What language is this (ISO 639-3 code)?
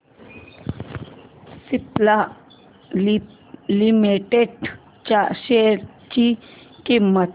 mar